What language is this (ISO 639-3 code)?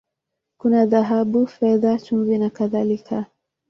swa